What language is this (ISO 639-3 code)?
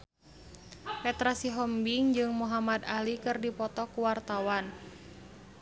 sun